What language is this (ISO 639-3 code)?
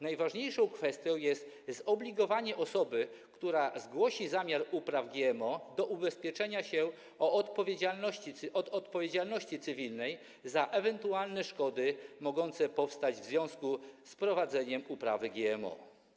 pol